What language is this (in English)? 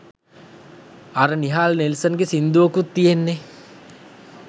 Sinhala